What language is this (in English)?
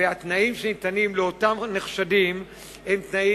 Hebrew